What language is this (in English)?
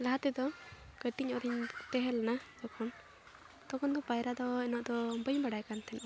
Santali